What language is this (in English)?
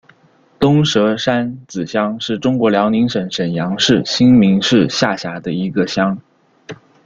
Chinese